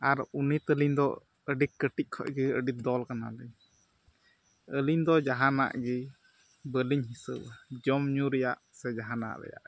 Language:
Santali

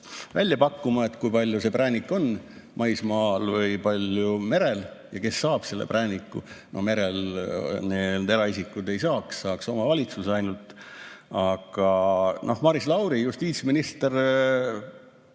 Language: Estonian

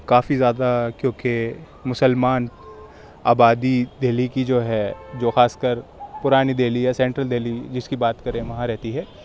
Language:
Urdu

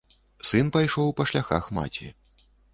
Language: Belarusian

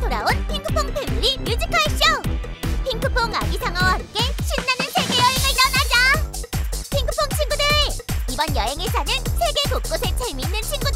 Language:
Korean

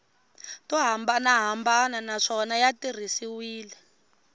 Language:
Tsonga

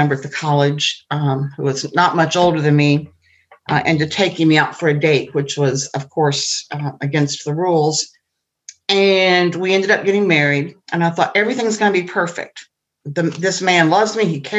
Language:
English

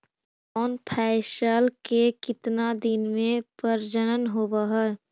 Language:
Magahi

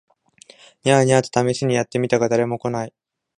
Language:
Japanese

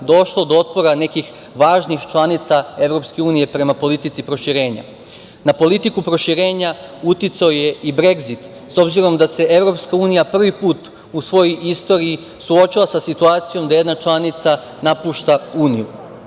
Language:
Serbian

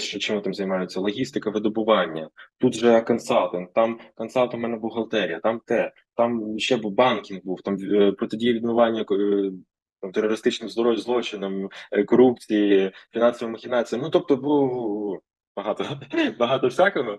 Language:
Ukrainian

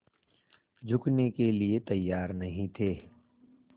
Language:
Hindi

